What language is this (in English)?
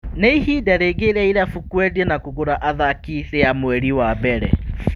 Kikuyu